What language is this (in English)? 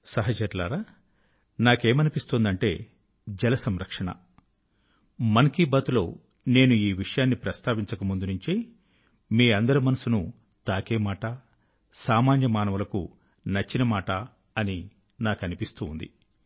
Telugu